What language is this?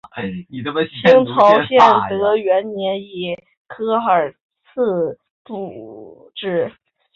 Chinese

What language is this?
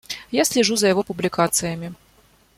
Russian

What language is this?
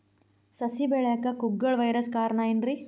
Kannada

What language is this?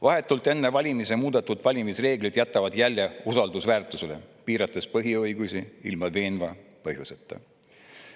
Estonian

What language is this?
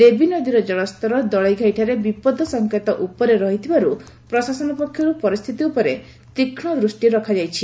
Odia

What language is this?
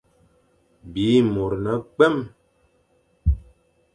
Fang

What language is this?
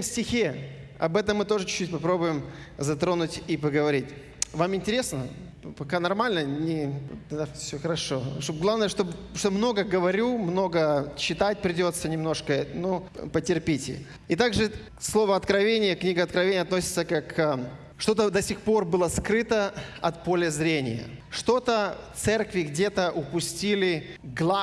Russian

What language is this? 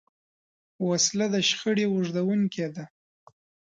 Pashto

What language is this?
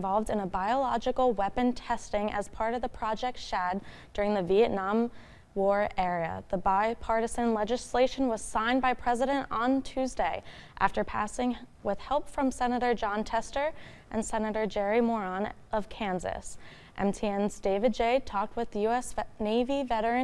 English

